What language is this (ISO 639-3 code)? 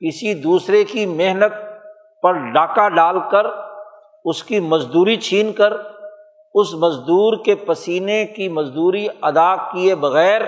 urd